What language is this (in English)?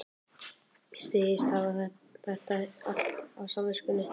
Icelandic